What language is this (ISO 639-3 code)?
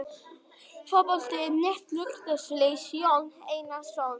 isl